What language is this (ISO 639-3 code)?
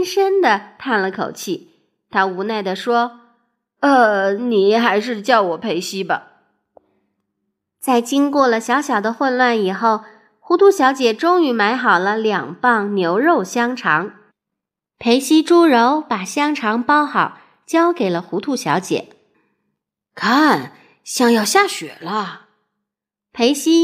zho